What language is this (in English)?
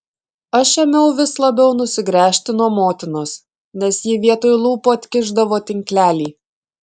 Lithuanian